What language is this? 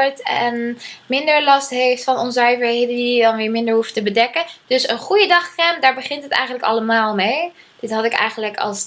Dutch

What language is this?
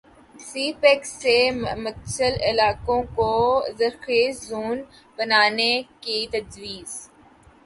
Urdu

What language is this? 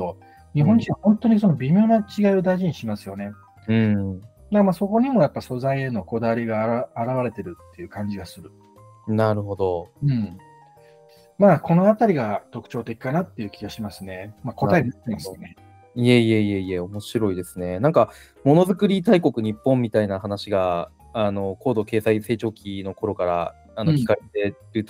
Japanese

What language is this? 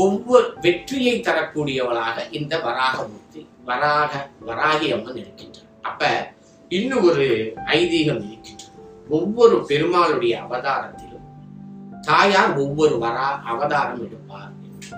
Tamil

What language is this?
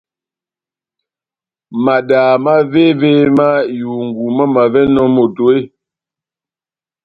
Batanga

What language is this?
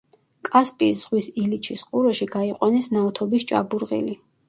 Georgian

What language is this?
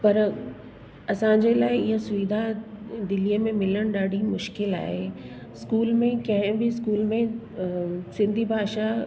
Sindhi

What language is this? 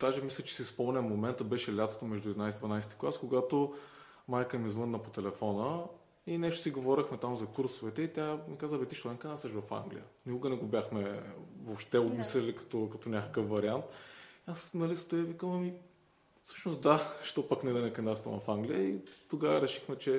Bulgarian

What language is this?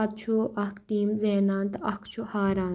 Kashmiri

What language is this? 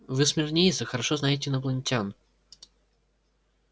Russian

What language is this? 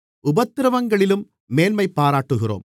Tamil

